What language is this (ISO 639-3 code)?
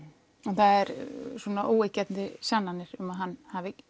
isl